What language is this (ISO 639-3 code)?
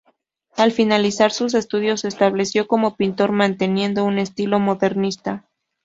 spa